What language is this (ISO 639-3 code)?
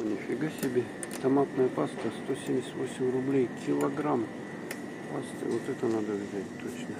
rus